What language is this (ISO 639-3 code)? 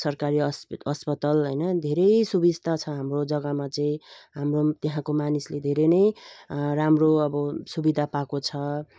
nep